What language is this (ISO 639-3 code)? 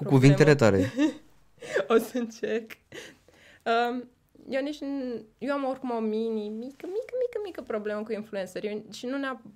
ron